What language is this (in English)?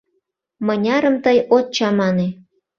Mari